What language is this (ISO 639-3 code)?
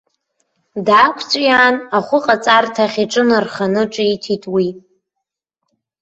abk